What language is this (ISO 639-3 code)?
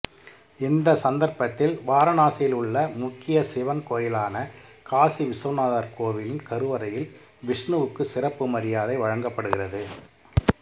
tam